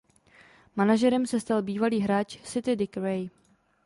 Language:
Czech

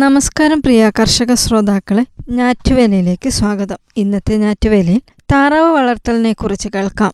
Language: Malayalam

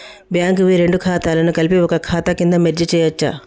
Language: Telugu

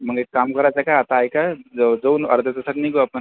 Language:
Marathi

